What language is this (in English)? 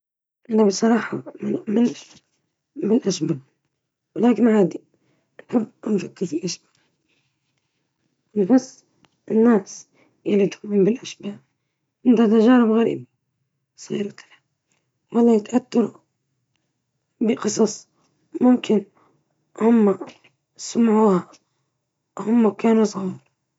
Libyan Arabic